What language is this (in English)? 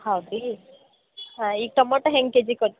Kannada